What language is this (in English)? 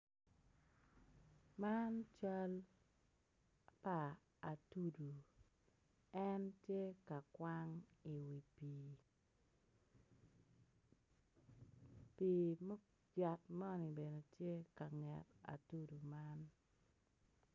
Acoli